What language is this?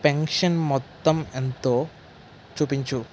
Telugu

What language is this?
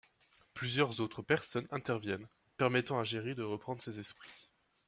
French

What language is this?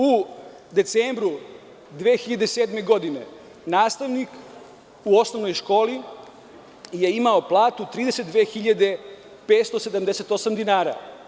Serbian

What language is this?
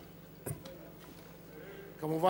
Hebrew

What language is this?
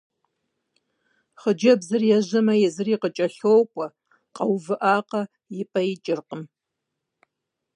Kabardian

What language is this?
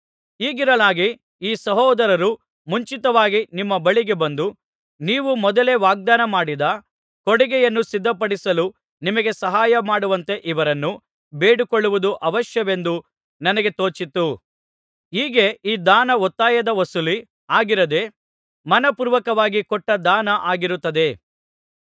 Kannada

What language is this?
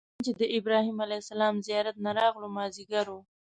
Pashto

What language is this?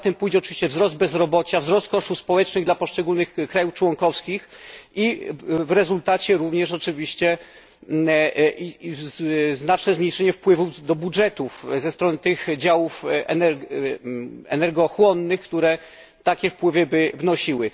Polish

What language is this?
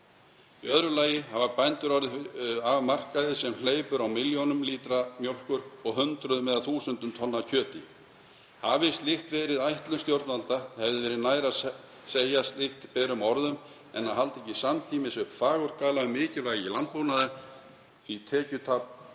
Icelandic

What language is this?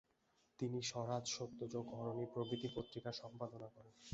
Bangla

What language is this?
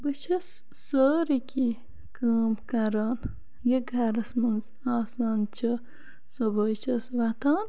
Kashmiri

